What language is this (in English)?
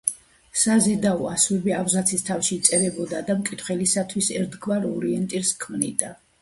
Georgian